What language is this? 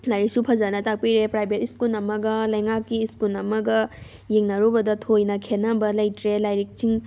Manipuri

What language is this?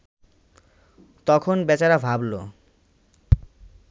Bangla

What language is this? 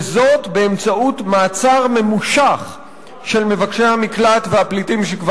Hebrew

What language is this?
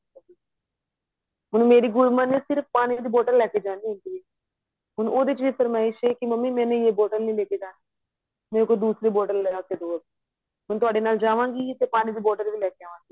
Punjabi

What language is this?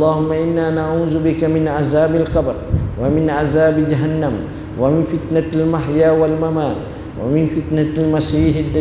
Malay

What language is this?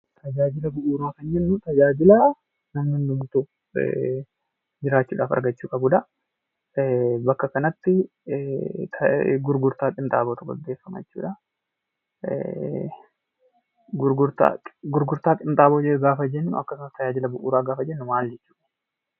Oromo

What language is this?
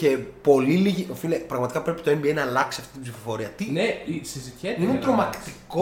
Greek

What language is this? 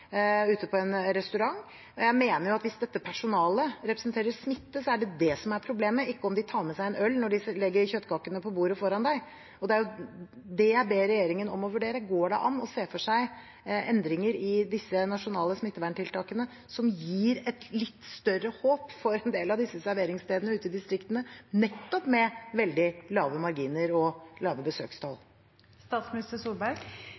Norwegian Bokmål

